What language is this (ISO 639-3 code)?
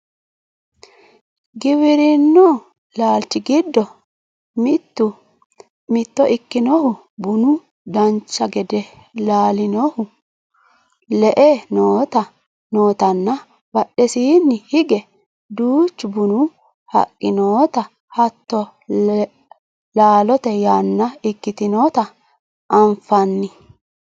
sid